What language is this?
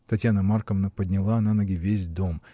Russian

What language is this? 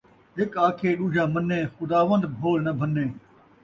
Saraiki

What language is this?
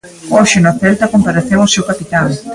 Galician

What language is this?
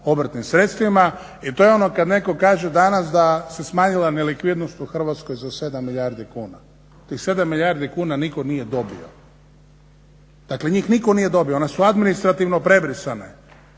Croatian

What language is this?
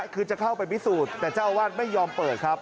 Thai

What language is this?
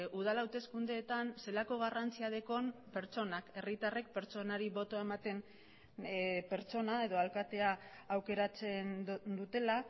Basque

